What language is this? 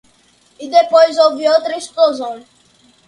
Portuguese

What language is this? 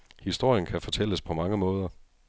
Danish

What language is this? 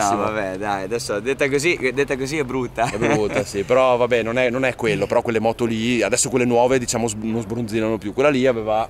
Italian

